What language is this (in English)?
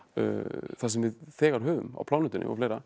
Icelandic